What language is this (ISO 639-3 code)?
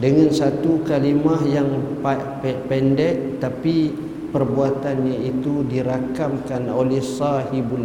msa